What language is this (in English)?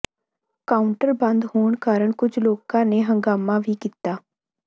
Punjabi